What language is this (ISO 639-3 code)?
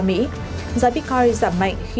vie